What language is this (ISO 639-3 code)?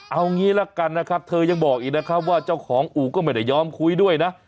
tha